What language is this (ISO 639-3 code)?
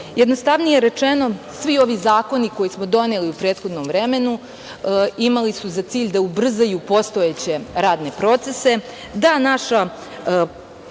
srp